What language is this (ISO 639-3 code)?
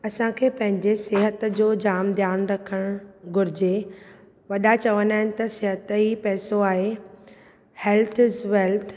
snd